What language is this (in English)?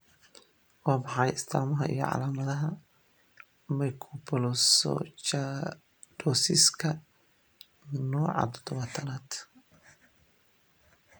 Somali